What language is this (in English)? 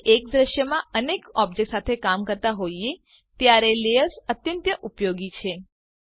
Gujarati